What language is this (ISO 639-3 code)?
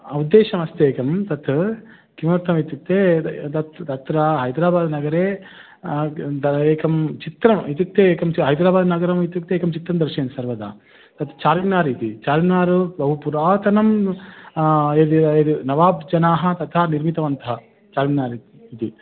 san